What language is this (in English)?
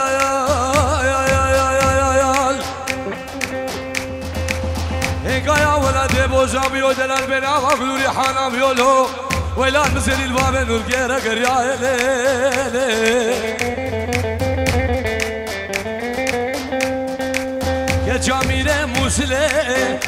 Turkish